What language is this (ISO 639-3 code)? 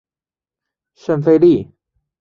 zho